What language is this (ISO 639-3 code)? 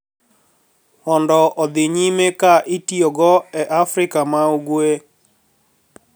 luo